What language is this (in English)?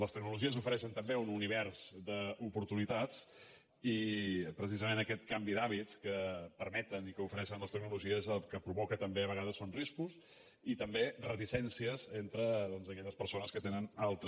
Catalan